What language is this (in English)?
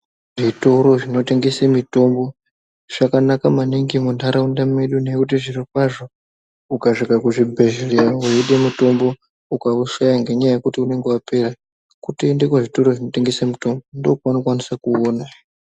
Ndau